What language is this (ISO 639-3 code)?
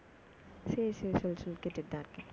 tam